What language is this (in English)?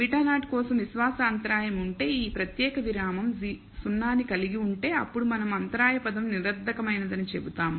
Telugu